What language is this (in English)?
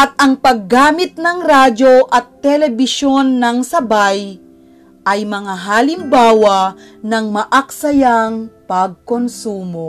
Filipino